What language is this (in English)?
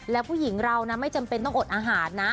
Thai